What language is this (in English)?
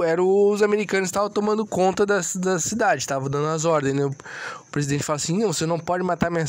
Portuguese